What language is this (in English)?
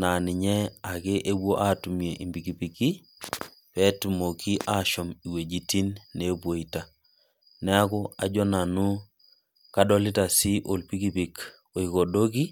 Masai